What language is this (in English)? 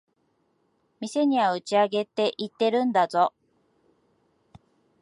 Japanese